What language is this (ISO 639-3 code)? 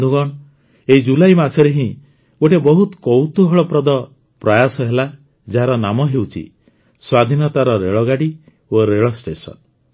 ori